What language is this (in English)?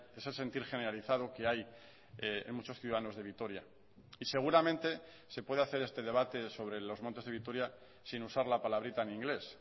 Spanish